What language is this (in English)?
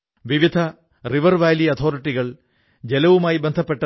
Malayalam